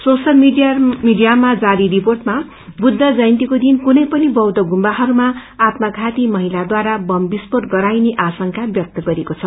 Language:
Nepali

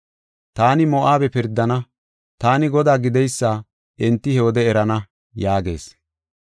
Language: Gofa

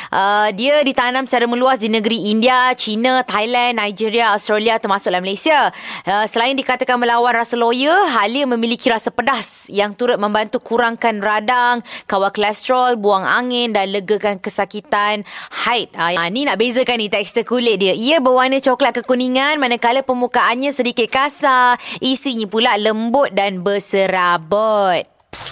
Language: Malay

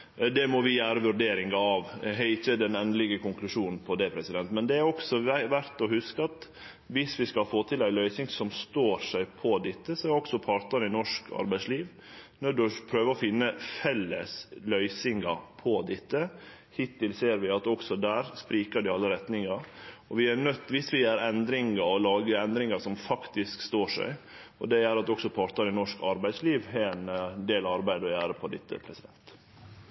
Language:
Norwegian Nynorsk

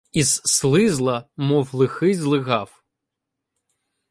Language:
Ukrainian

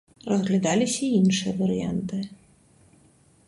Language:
Belarusian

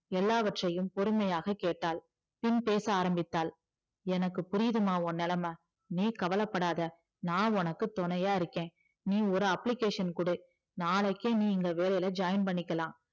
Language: Tamil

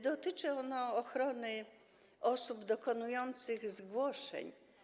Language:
Polish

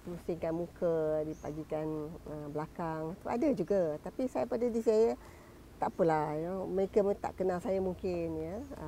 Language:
Malay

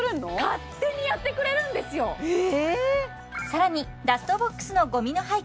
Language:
Japanese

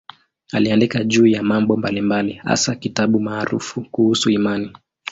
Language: Swahili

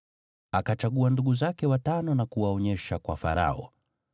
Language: Swahili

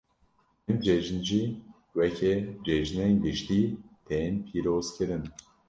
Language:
Kurdish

